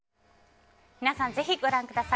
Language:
Japanese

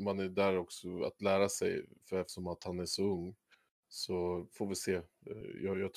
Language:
Swedish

